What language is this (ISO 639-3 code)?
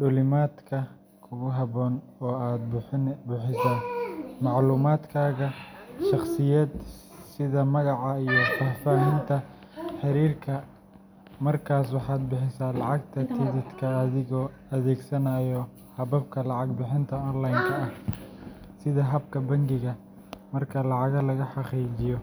som